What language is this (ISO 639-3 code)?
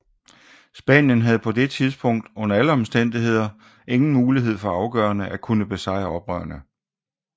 dan